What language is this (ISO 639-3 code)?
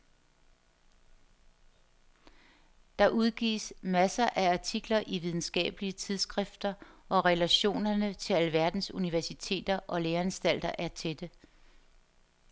dan